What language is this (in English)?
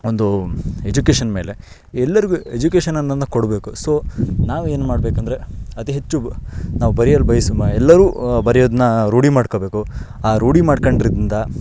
Kannada